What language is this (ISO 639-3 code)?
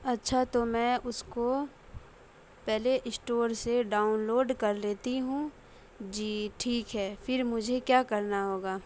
urd